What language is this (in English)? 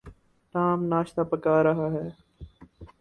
Urdu